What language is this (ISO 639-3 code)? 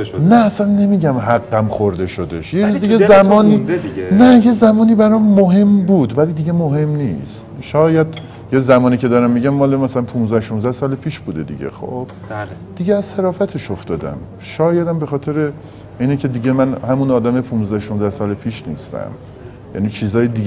fas